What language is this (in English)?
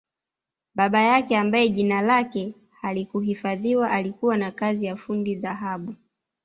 Swahili